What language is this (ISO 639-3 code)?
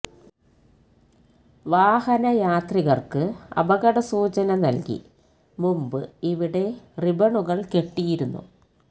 mal